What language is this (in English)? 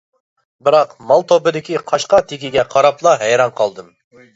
Uyghur